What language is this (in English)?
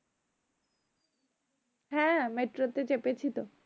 Bangla